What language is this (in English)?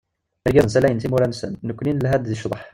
Kabyle